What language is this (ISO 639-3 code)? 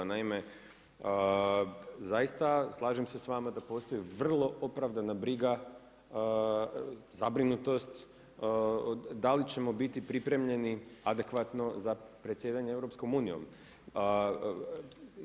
hrv